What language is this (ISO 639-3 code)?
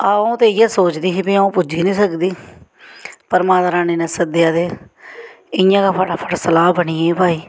doi